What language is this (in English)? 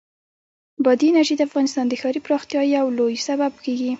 Pashto